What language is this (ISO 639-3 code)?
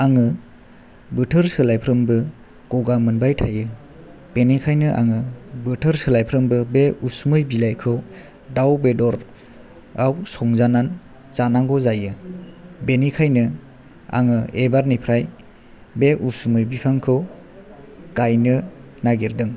brx